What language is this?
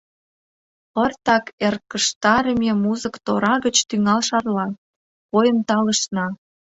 Mari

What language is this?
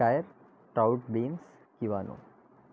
Urdu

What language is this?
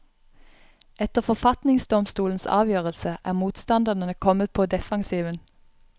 Norwegian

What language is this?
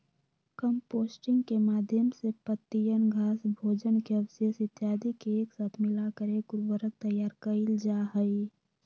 Magahi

